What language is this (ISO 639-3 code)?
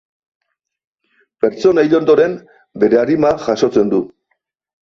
eus